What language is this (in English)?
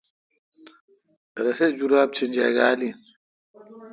Kalkoti